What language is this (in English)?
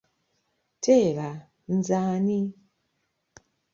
Ganda